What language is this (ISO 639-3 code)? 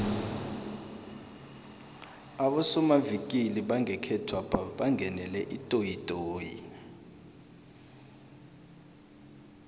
nbl